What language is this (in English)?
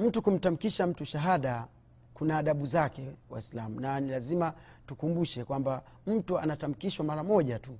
Swahili